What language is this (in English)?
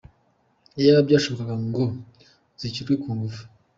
Kinyarwanda